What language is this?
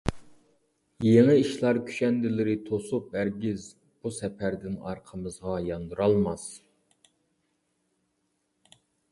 Uyghur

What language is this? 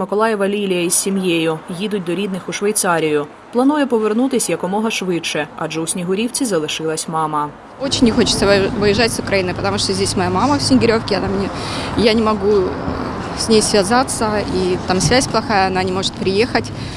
Ukrainian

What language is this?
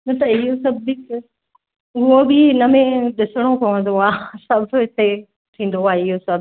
Sindhi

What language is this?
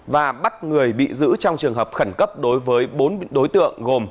Vietnamese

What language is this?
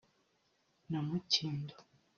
Kinyarwanda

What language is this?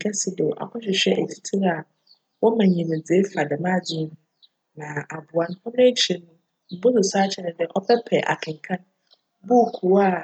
Akan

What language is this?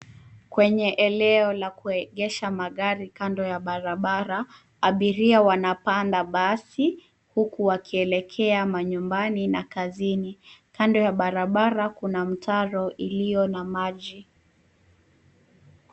Swahili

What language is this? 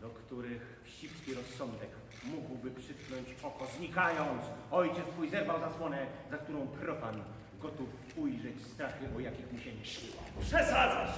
Polish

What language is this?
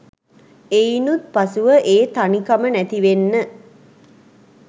Sinhala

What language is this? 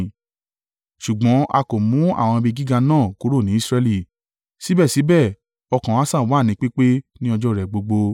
Yoruba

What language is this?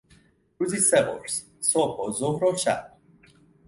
Persian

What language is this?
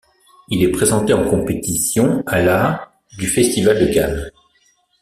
French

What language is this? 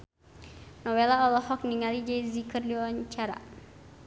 Sundanese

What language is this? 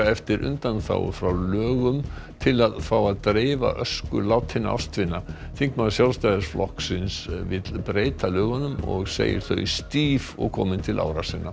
Icelandic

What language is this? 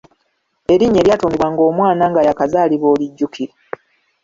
Ganda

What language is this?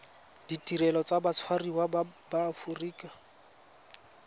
Tswana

